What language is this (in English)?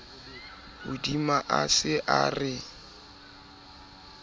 Southern Sotho